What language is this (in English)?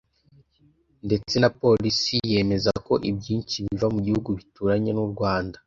Kinyarwanda